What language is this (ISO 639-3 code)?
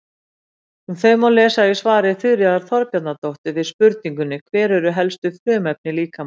isl